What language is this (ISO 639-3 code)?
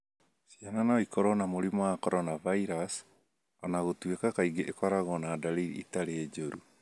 kik